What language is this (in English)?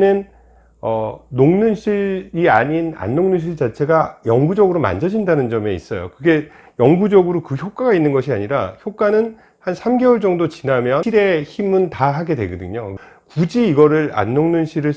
Korean